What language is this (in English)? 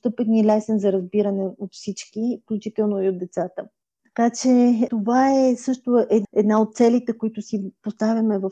Bulgarian